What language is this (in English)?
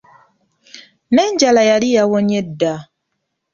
Ganda